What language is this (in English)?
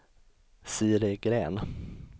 Swedish